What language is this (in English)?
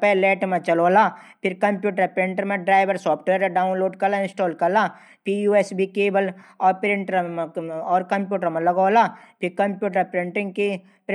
Garhwali